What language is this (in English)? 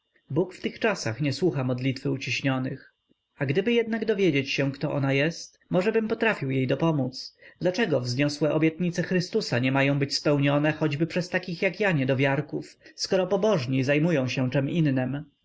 Polish